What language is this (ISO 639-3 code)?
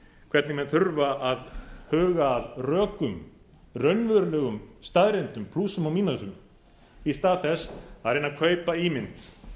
isl